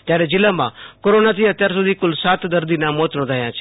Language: Gujarati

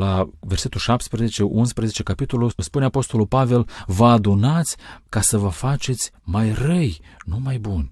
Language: Romanian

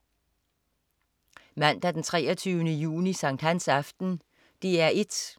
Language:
Danish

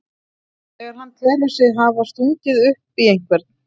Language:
Icelandic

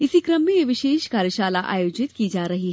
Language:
Hindi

